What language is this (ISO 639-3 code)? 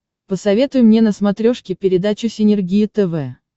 rus